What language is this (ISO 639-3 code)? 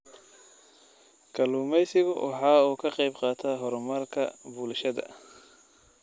som